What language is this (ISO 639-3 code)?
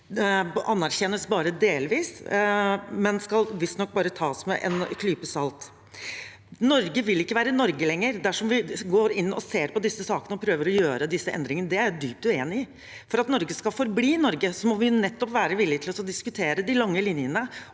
nor